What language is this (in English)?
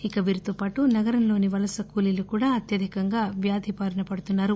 Telugu